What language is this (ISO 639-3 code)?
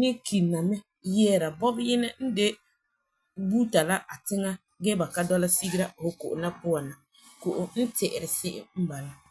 gur